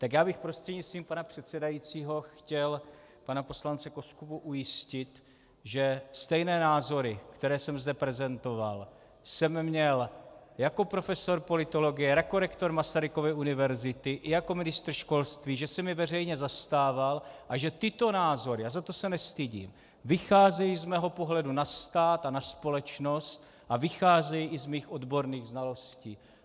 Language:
Czech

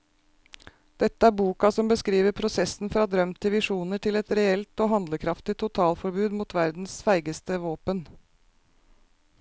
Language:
Norwegian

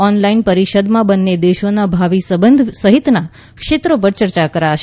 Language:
Gujarati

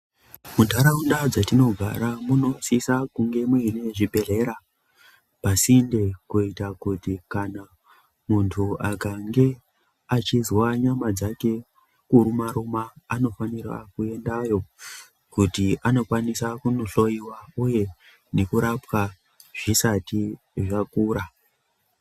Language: Ndau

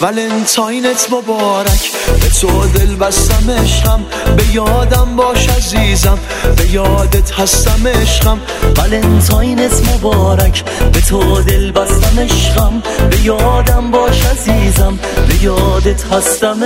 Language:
Persian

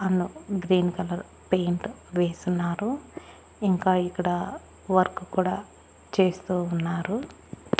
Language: Telugu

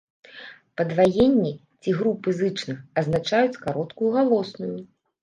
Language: Belarusian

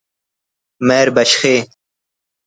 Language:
Brahui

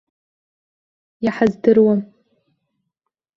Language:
Abkhazian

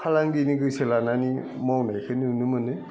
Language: Bodo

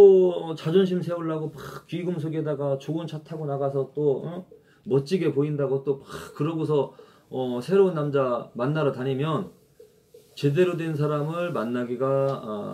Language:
Korean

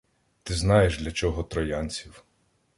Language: Ukrainian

